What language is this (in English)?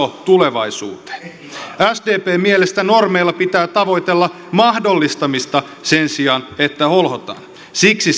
Finnish